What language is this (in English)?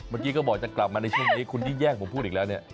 Thai